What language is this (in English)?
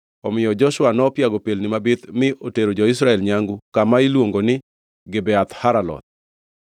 Luo (Kenya and Tanzania)